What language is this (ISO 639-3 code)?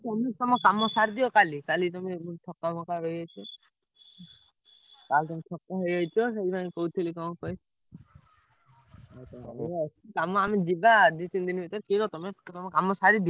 ori